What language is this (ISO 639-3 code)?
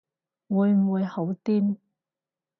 yue